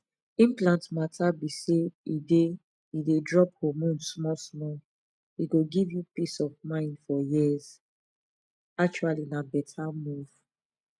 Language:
Nigerian Pidgin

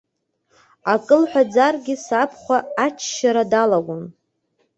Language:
Abkhazian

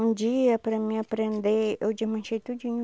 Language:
Portuguese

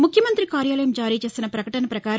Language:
Telugu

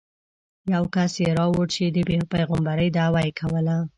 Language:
Pashto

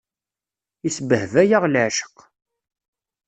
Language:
Kabyle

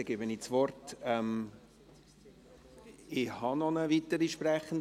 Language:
Swiss German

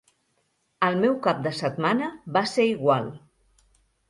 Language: Catalan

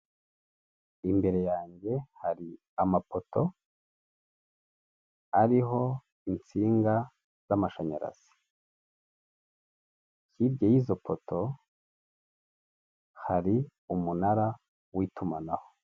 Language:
Kinyarwanda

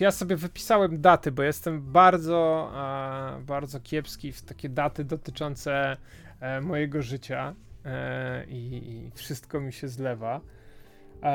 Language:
Polish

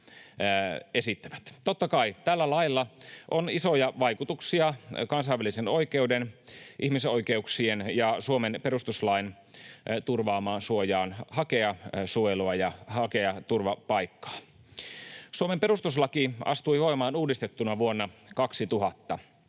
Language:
Finnish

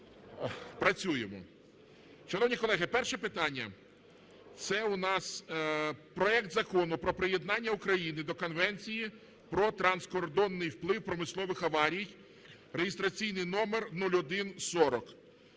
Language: Ukrainian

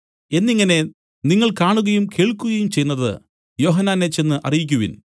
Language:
Malayalam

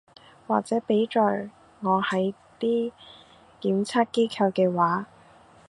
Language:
Cantonese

